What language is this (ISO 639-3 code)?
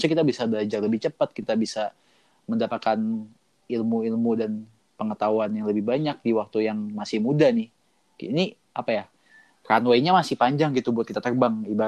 ind